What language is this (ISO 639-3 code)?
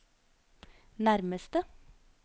nor